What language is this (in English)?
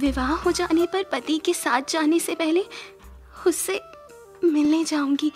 Hindi